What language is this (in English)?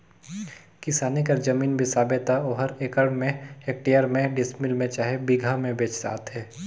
Chhattisgarhi